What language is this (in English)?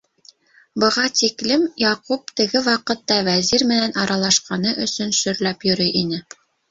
Bashkir